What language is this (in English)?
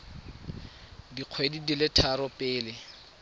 Tswana